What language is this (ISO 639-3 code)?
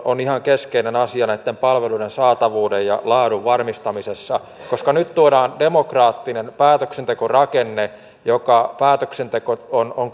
fin